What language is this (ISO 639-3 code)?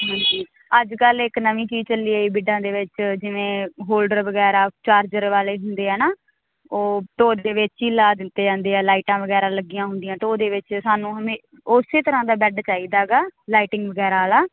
pan